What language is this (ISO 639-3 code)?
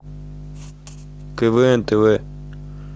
rus